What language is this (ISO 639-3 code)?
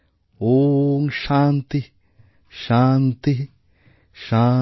ben